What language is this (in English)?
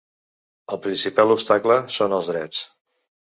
Catalan